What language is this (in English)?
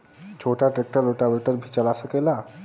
Bhojpuri